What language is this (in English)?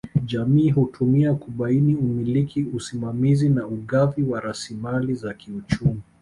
Swahili